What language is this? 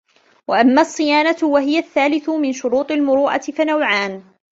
Arabic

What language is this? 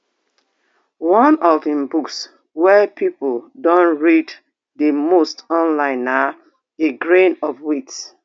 Nigerian Pidgin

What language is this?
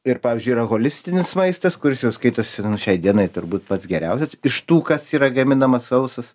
Lithuanian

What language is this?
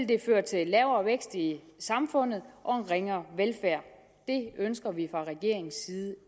Danish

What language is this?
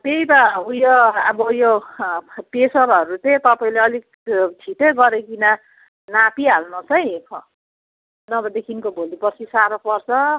Nepali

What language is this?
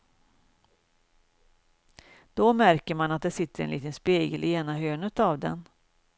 Swedish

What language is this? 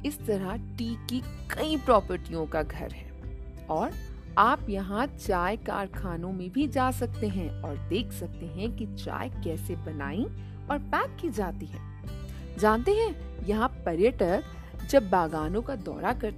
Hindi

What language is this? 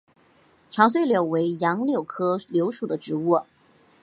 Chinese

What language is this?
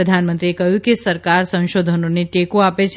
Gujarati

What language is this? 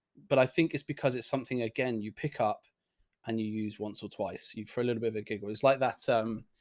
English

